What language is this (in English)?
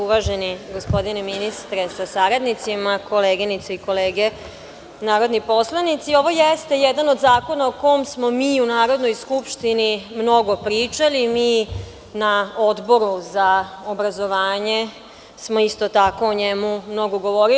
Serbian